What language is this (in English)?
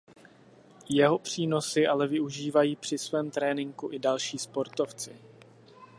Czech